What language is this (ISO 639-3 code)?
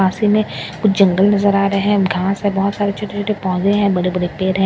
hin